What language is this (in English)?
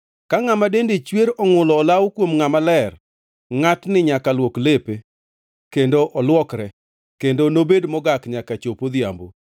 Luo (Kenya and Tanzania)